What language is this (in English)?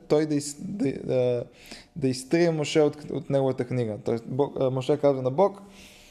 Bulgarian